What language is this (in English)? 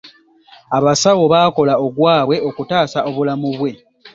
Ganda